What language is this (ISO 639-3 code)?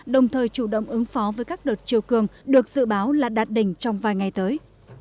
vie